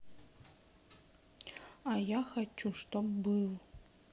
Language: Russian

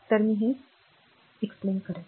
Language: Marathi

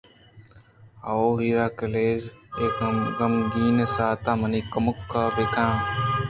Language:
Eastern Balochi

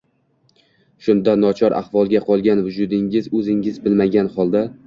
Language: Uzbek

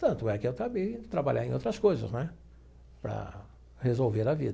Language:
Portuguese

